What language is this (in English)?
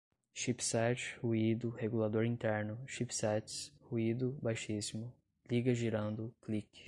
Portuguese